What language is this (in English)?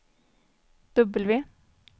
Swedish